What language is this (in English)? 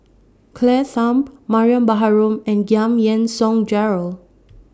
English